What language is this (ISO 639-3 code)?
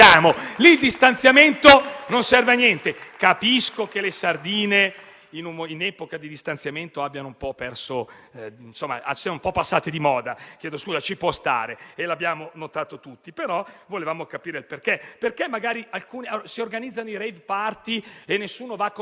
ita